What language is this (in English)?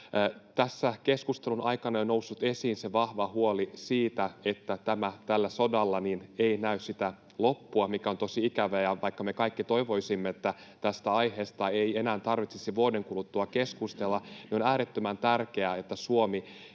Finnish